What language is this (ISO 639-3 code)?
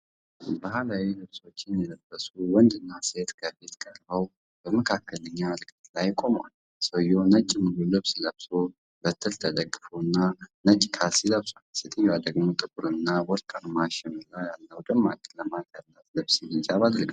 amh